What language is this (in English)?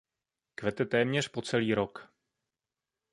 Czech